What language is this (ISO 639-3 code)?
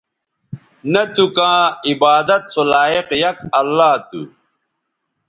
btv